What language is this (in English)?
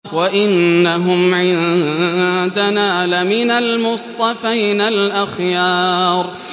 Arabic